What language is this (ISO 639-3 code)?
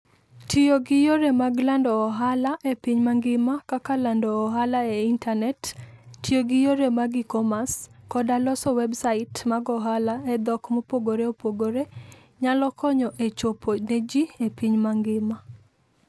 luo